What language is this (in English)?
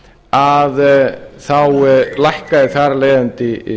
Icelandic